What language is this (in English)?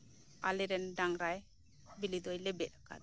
Santali